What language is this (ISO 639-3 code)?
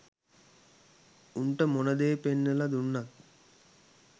sin